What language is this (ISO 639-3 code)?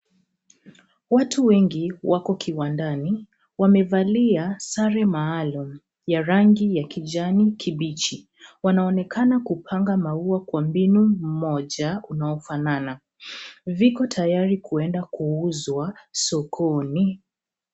swa